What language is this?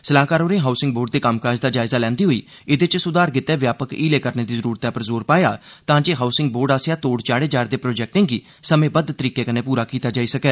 Dogri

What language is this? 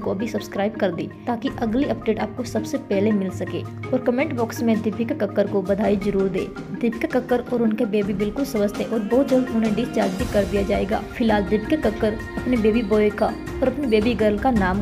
Hindi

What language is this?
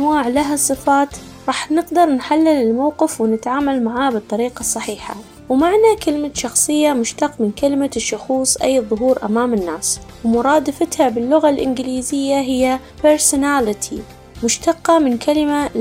Arabic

